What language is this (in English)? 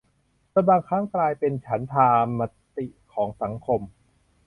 Thai